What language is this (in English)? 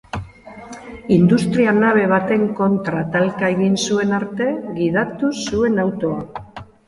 Basque